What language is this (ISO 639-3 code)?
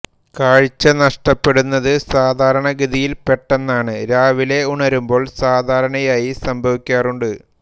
mal